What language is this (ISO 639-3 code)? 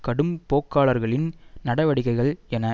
tam